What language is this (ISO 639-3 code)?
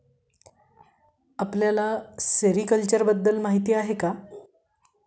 mar